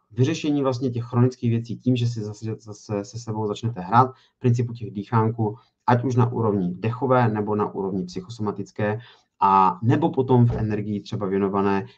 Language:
Czech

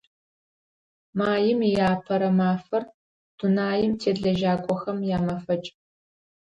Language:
Adyghe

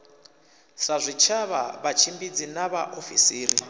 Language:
Venda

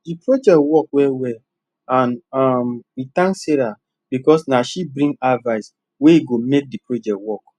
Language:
Nigerian Pidgin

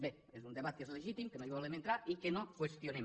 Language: Catalan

